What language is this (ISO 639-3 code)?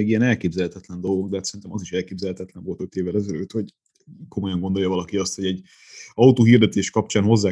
hun